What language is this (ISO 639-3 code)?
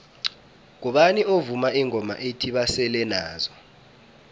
nbl